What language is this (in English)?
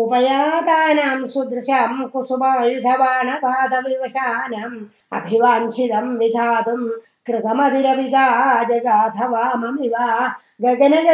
Tamil